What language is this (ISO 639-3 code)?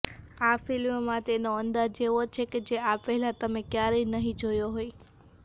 guj